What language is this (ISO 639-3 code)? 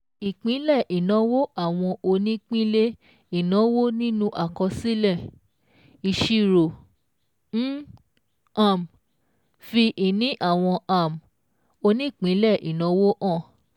yor